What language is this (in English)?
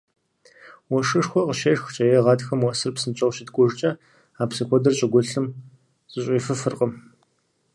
Kabardian